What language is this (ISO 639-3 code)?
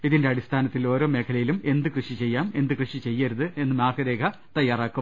mal